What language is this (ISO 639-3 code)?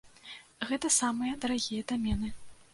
bel